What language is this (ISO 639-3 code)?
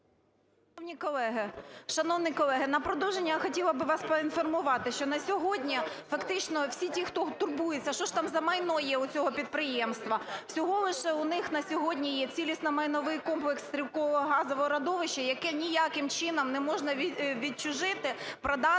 ukr